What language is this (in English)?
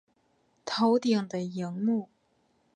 Chinese